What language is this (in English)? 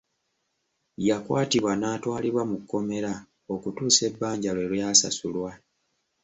Ganda